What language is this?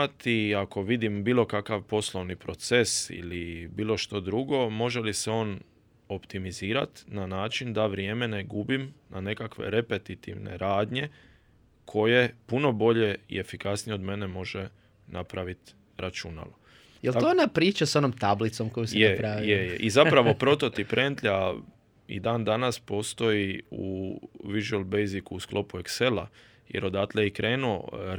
Croatian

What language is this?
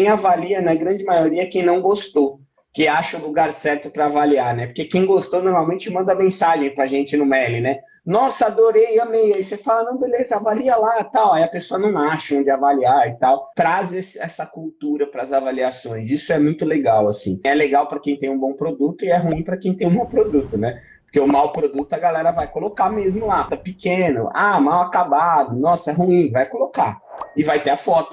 Portuguese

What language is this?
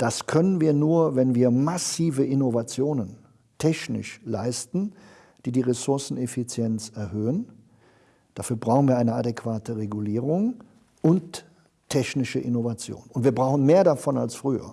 German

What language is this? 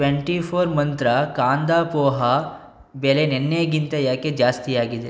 Kannada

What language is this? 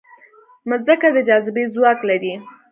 Pashto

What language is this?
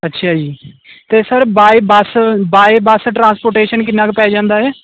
Punjabi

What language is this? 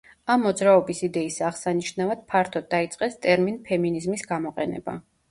Georgian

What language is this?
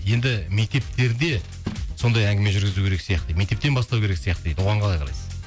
Kazakh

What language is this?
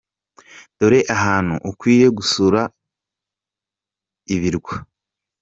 Kinyarwanda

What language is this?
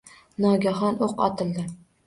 Uzbek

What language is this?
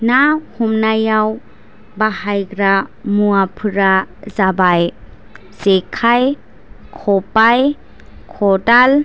Bodo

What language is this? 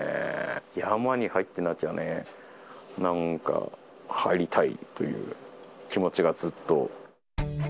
Japanese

